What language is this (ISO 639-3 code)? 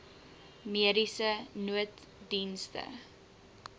afr